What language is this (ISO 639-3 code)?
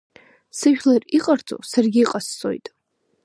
abk